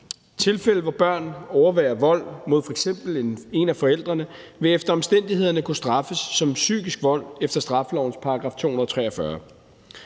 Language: Danish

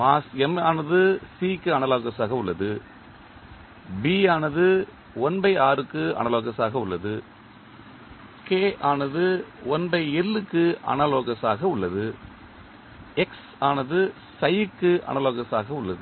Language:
Tamil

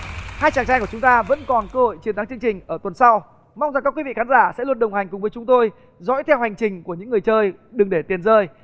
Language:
Vietnamese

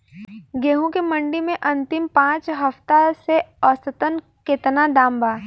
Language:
Bhojpuri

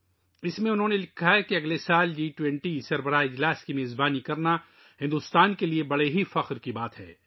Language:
Urdu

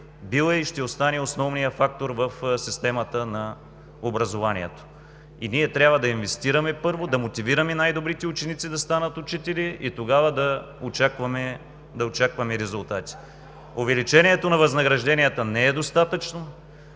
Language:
Bulgarian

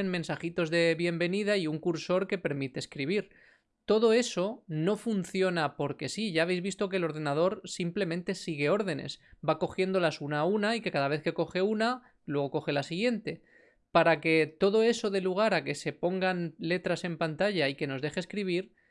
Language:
Spanish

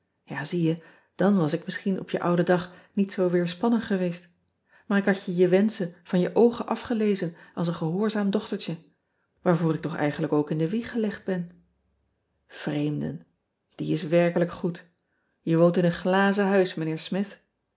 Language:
Dutch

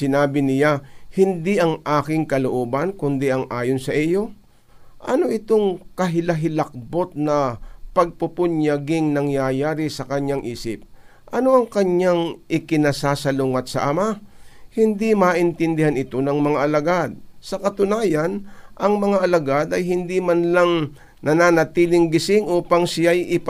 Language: Filipino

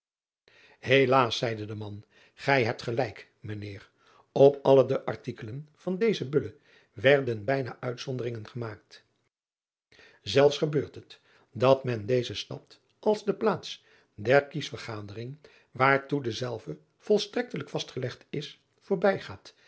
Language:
Dutch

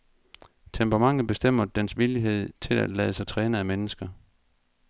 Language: Danish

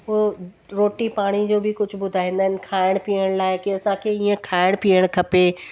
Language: Sindhi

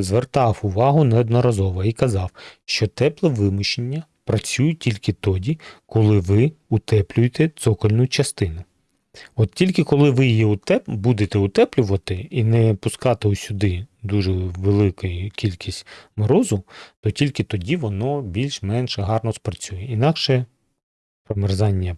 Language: Ukrainian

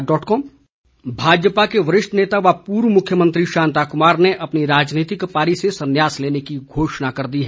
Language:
Hindi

